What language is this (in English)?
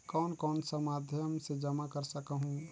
Chhattisgarhi